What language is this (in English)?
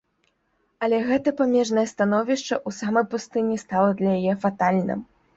Belarusian